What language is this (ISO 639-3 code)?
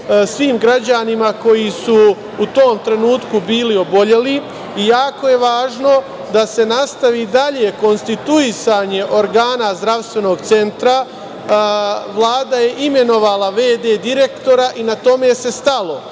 srp